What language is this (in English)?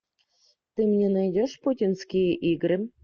Russian